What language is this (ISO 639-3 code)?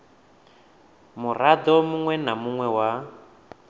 ven